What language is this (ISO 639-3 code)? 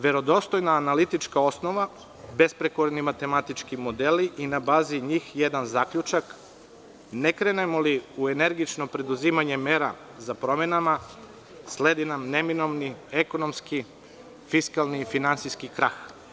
srp